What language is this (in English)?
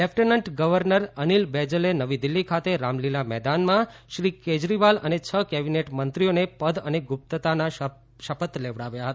Gujarati